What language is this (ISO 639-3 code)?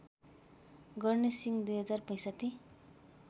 nep